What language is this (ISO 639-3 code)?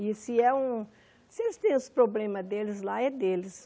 por